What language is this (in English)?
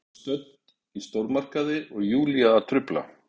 Icelandic